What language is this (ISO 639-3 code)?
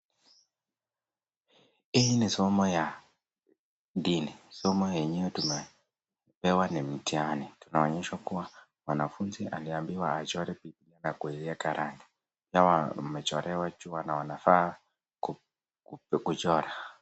swa